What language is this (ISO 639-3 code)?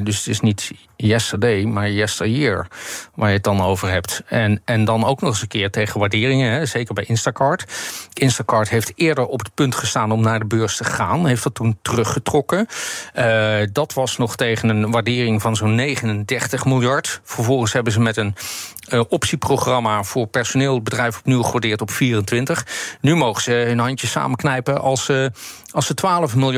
nld